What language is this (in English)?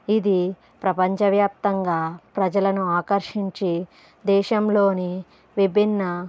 Telugu